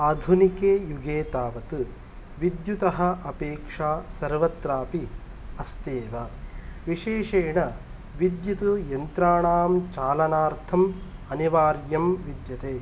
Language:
Sanskrit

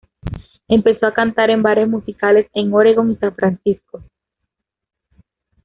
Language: Spanish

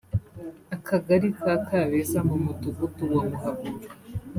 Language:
Kinyarwanda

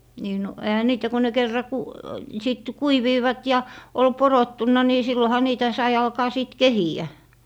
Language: Finnish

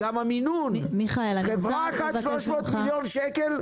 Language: Hebrew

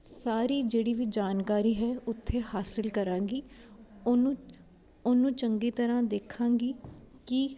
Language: Punjabi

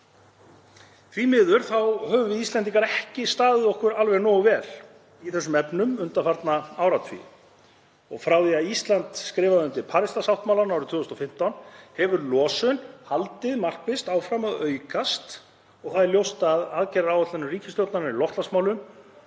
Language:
Icelandic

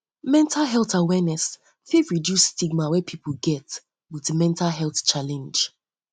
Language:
Nigerian Pidgin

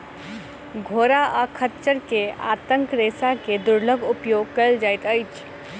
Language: Maithili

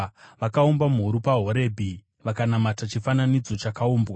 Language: Shona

